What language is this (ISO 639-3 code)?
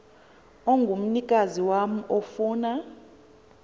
xho